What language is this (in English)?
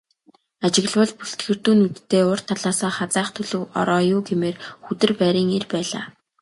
Mongolian